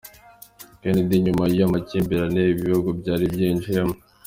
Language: Kinyarwanda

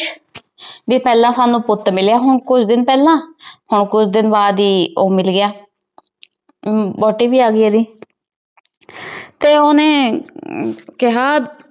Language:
Punjabi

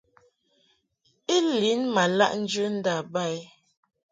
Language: Mungaka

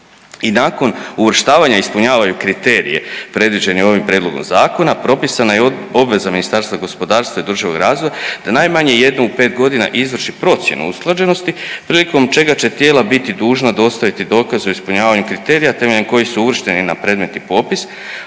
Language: Croatian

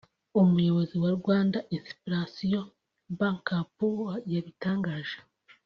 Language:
Kinyarwanda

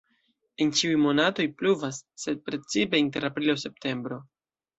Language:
Esperanto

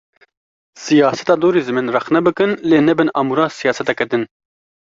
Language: Kurdish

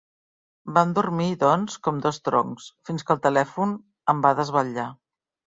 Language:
Catalan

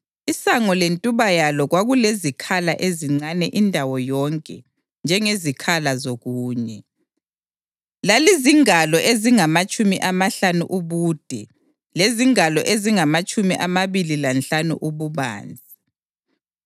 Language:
North Ndebele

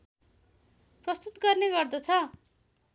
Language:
Nepali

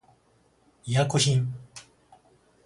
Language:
Japanese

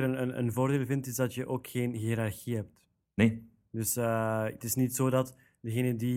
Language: Dutch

